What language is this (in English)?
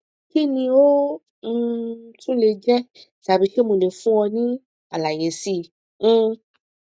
Yoruba